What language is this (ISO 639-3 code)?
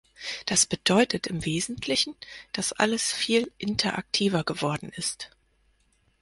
deu